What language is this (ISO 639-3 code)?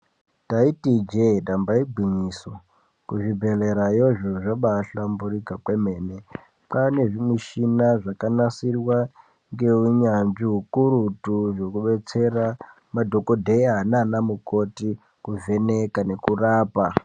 ndc